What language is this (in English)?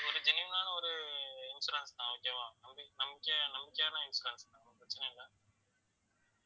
Tamil